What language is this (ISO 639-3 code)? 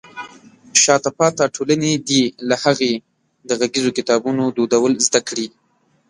pus